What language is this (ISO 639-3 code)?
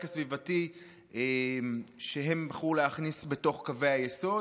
heb